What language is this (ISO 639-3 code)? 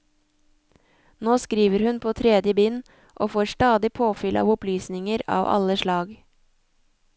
nor